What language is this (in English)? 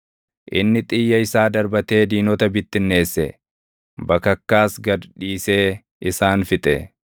Oromo